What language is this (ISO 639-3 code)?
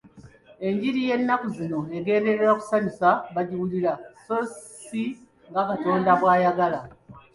lug